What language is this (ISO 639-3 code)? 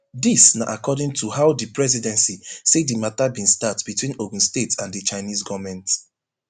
pcm